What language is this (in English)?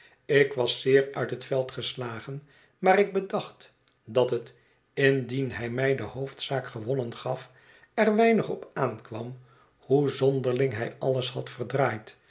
Dutch